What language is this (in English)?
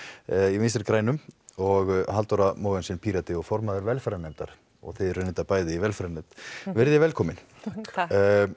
Icelandic